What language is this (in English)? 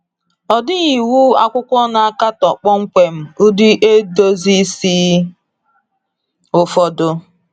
Igbo